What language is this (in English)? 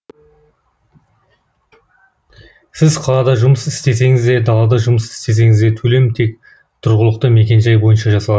Kazakh